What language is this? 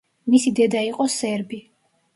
Georgian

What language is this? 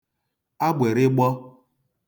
Igbo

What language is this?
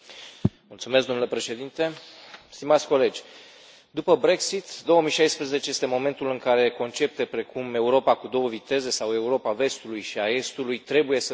Romanian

